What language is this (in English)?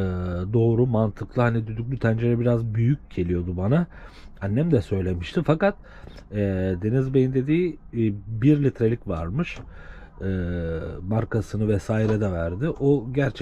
Turkish